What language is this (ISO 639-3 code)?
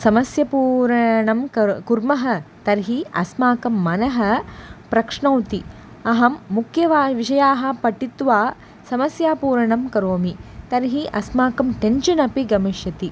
san